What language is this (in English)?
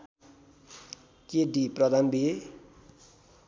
Nepali